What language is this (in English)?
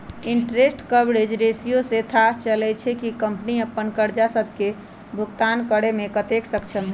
Magahi